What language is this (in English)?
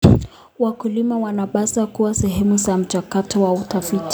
Kalenjin